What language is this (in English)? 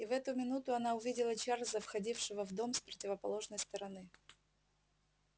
Russian